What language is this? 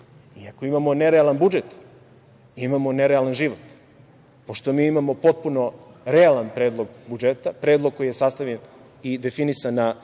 Serbian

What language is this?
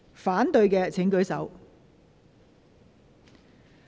Cantonese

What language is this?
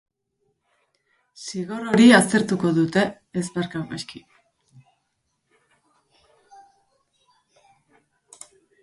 Basque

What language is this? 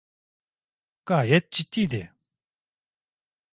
Turkish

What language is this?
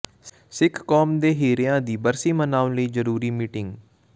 Punjabi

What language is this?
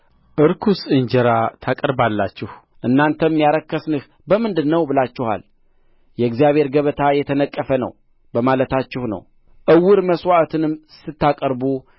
Amharic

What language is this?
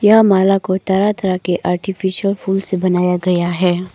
Hindi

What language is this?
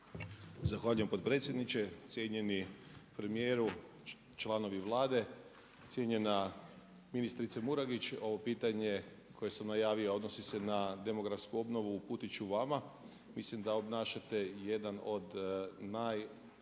Croatian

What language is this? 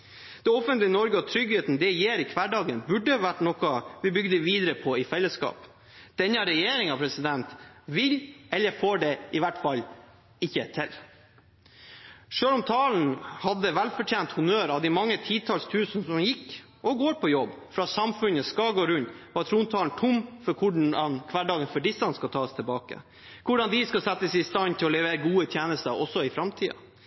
Norwegian Bokmål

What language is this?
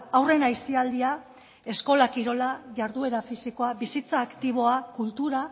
Basque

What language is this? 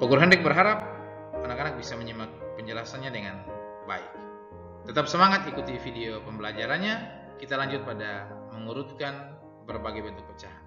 Indonesian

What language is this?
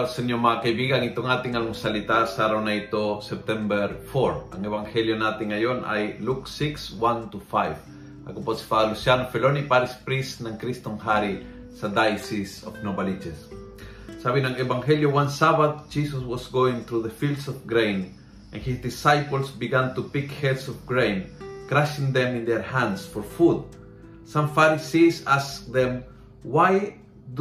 Filipino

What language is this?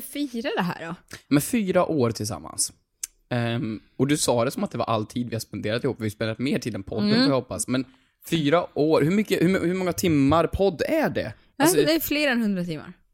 Swedish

